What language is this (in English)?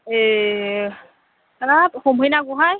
Bodo